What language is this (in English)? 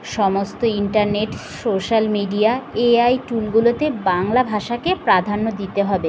Bangla